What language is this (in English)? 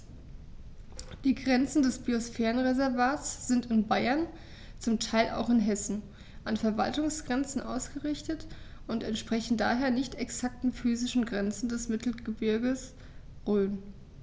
German